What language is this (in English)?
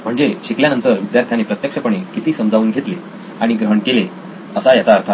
Marathi